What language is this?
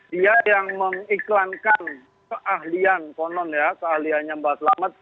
Indonesian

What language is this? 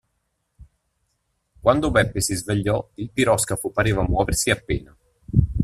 Italian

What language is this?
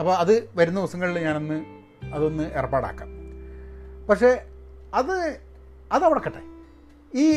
Malayalam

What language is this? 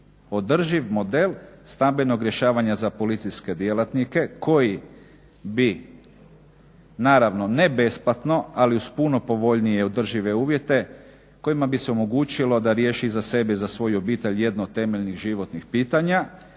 Croatian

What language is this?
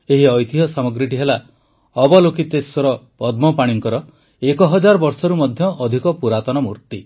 Odia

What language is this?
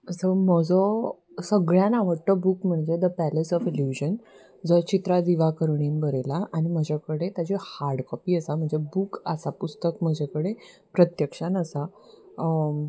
Konkani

